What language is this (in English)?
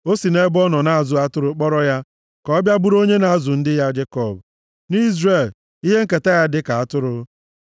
Igbo